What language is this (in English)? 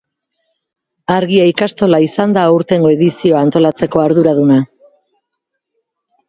Basque